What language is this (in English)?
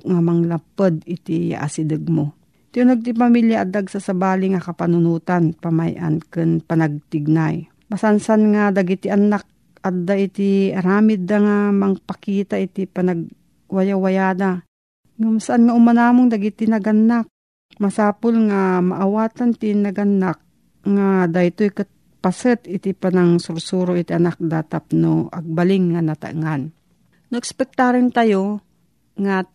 Filipino